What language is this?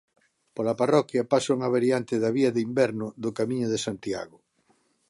Galician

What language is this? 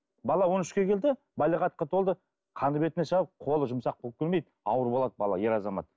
Kazakh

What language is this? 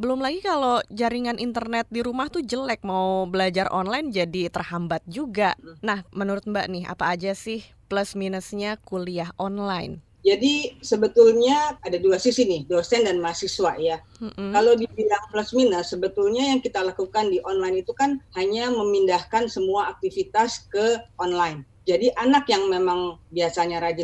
Indonesian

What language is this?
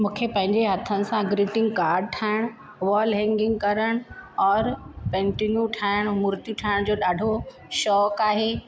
Sindhi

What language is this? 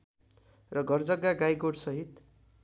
Nepali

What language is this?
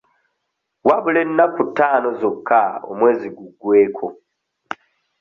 Ganda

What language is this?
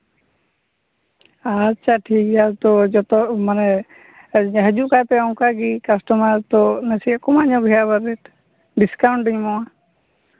Santali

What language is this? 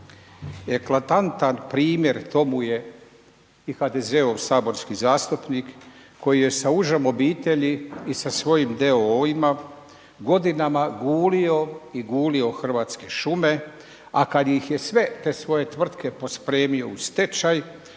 Croatian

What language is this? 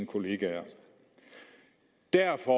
Danish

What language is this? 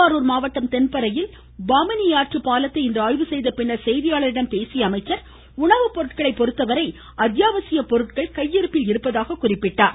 Tamil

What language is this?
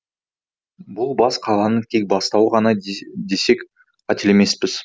Kazakh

